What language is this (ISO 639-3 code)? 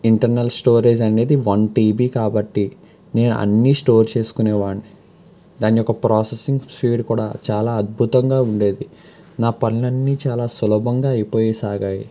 tel